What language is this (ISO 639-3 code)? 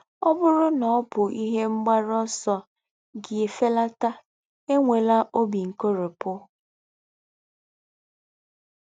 ibo